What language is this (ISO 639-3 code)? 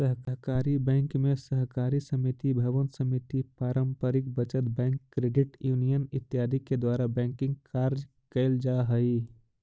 mag